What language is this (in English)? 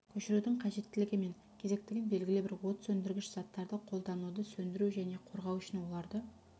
Kazakh